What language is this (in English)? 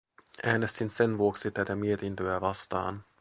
Finnish